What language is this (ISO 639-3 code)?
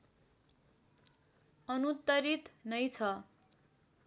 nep